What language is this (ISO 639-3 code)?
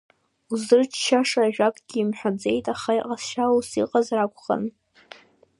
abk